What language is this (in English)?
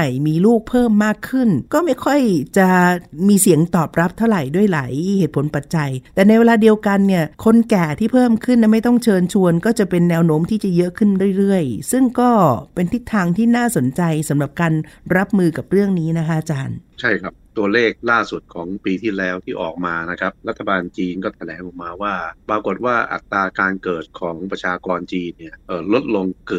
Thai